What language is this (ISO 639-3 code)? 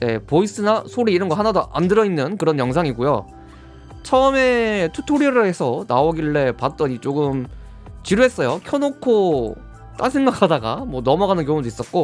kor